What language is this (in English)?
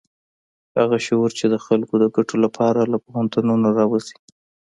Pashto